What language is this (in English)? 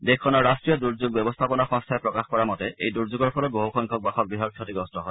Assamese